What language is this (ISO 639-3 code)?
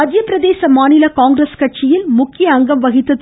tam